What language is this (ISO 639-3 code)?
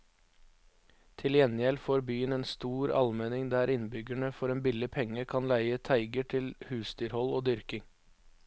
nor